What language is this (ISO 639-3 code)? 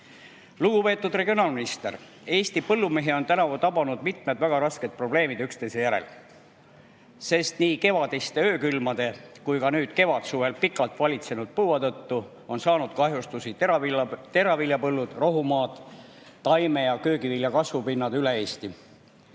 est